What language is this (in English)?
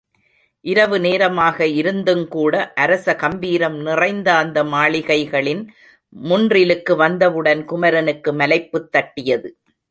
Tamil